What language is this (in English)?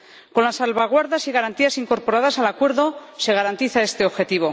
Spanish